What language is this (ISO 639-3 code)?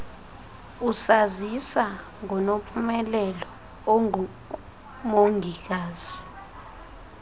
xho